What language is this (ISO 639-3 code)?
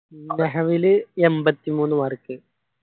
mal